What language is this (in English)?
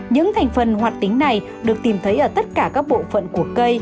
Vietnamese